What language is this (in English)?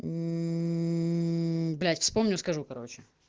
Russian